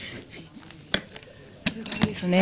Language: Japanese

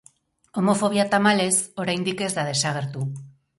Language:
Basque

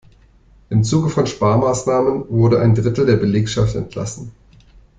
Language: German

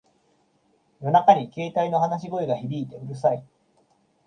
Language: Japanese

